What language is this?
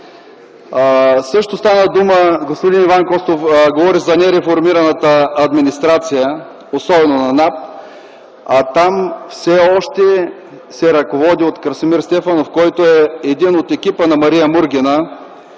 Bulgarian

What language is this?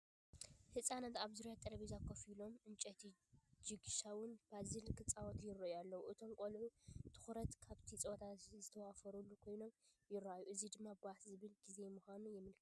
Tigrinya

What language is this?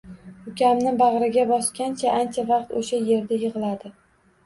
Uzbek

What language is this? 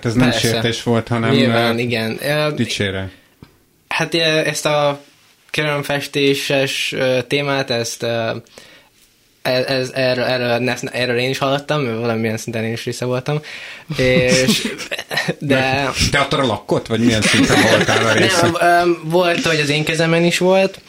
Hungarian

